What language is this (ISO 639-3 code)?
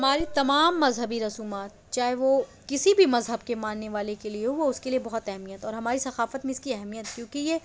urd